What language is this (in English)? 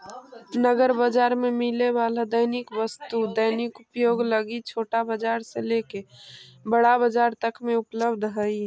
Magahi